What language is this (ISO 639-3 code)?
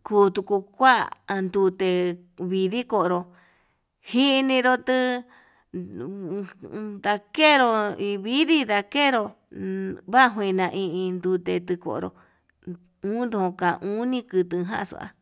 mab